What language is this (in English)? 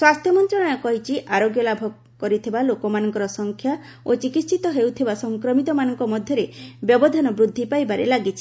Odia